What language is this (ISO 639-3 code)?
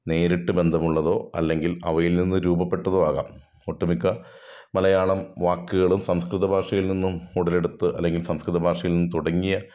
mal